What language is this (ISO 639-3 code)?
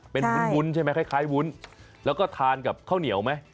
tha